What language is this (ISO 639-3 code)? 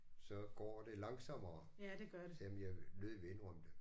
dan